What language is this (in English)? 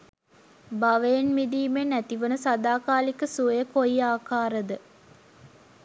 Sinhala